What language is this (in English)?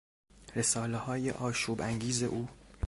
Persian